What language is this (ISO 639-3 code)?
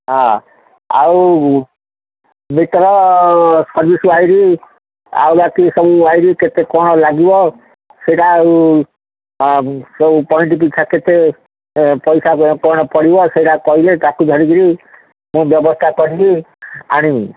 ori